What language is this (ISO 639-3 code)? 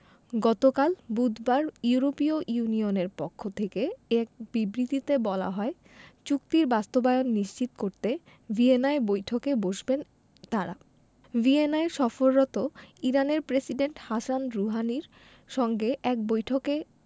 ben